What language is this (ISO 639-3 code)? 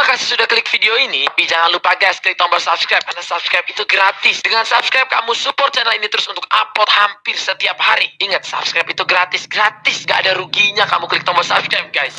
ind